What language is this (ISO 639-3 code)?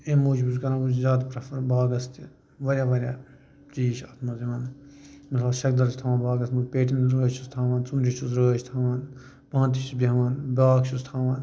kas